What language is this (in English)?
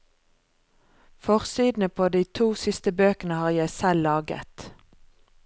Norwegian